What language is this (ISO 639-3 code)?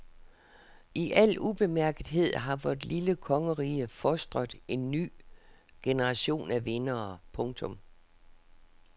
dan